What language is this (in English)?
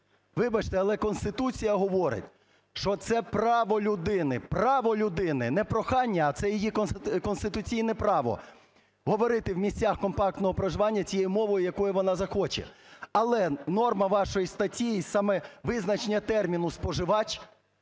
Ukrainian